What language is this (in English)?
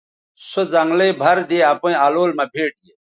Bateri